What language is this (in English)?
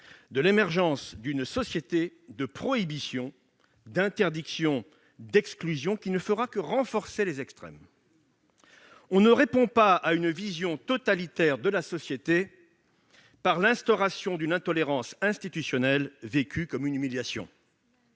French